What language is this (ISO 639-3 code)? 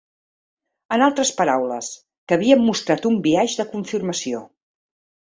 cat